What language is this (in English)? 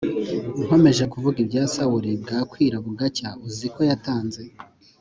Kinyarwanda